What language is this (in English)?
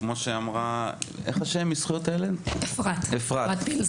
Hebrew